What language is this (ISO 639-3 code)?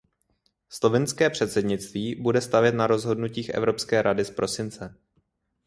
ces